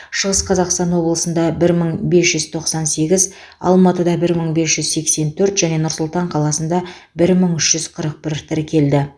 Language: Kazakh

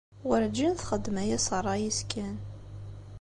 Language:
Kabyle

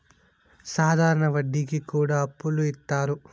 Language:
Telugu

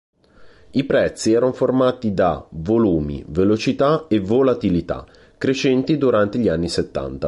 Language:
Italian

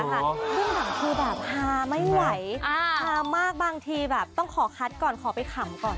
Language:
Thai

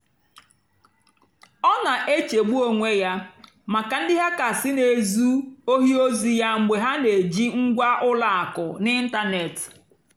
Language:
Igbo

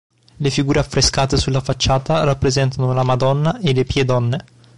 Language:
Italian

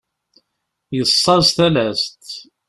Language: Kabyle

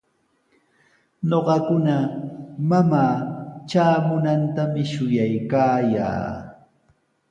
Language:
Sihuas Ancash Quechua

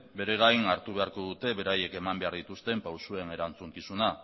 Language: Basque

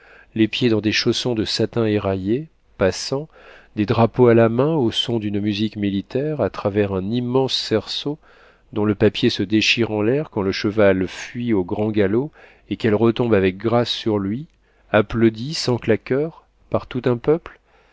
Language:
French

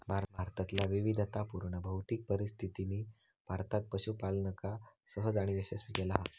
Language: Marathi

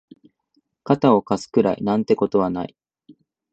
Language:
Japanese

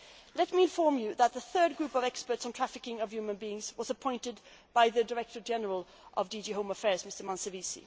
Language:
English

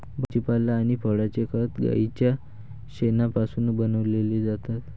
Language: Marathi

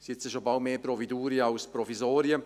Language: Swiss German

